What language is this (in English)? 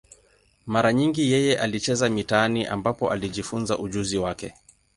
Swahili